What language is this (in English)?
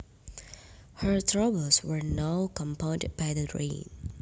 Javanese